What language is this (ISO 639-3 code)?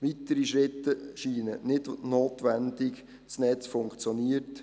gsw